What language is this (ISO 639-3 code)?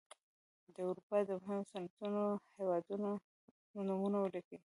pus